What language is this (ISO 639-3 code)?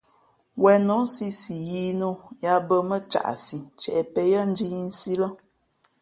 fmp